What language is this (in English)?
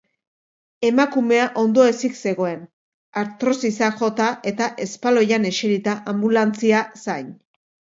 Basque